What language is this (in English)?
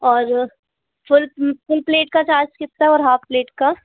Hindi